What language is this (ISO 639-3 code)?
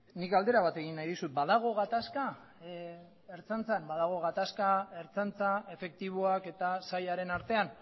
eus